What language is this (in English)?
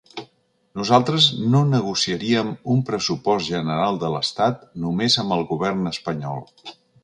Catalan